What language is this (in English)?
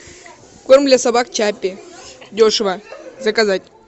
Russian